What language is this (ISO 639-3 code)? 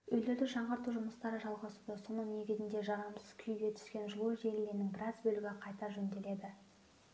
kaz